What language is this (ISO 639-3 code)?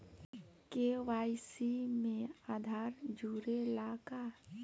bho